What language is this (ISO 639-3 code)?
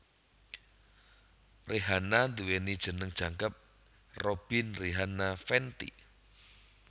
jav